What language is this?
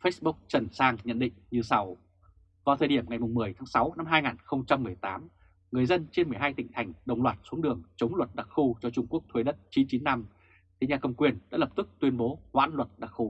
Vietnamese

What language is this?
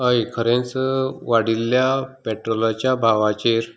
Konkani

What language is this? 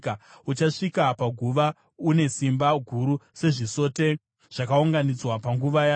Shona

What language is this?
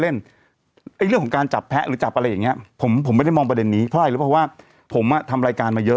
Thai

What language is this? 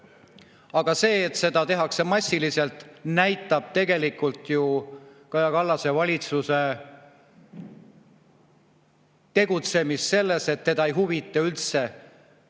Estonian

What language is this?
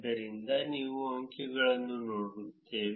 Kannada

